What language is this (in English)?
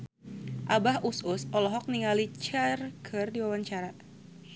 Sundanese